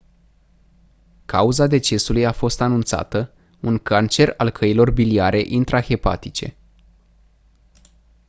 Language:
Romanian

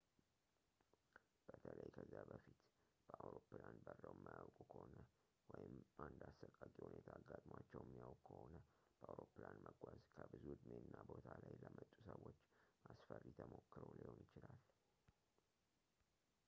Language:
Amharic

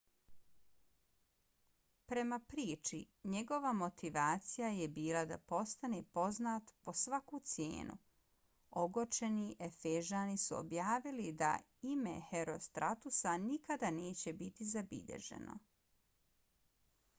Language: Bosnian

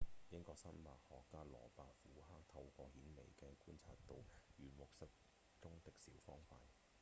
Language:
Cantonese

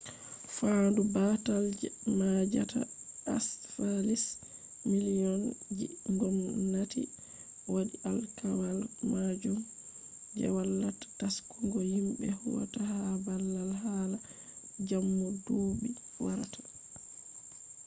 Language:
Fula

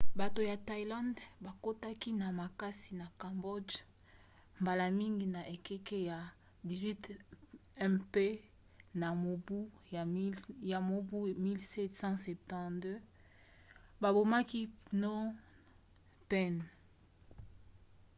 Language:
Lingala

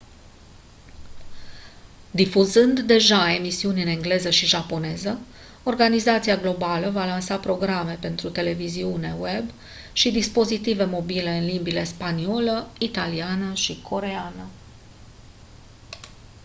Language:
Romanian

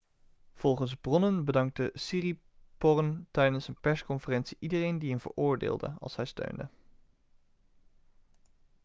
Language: Dutch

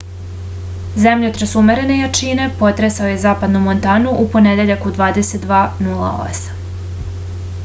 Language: Serbian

